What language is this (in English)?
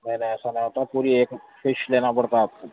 Urdu